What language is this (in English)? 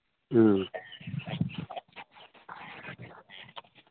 Manipuri